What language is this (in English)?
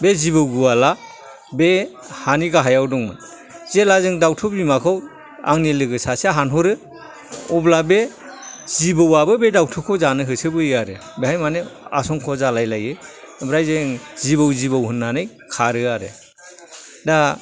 Bodo